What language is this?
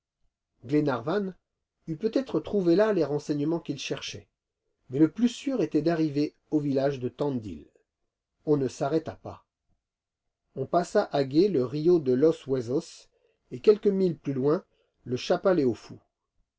French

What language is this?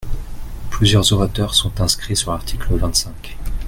French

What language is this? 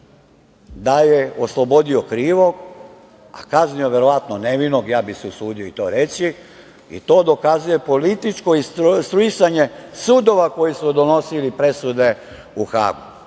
Serbian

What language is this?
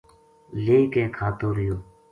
Gujari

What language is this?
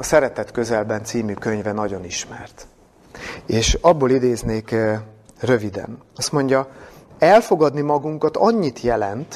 Hungarian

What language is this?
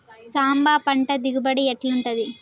Telugu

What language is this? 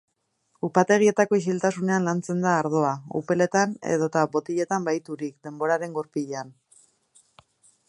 Basque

